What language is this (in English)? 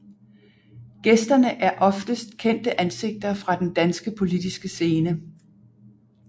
Danish